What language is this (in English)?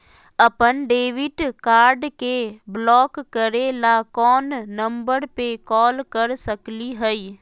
Magahi